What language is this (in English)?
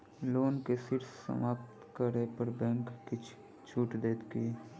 Maithili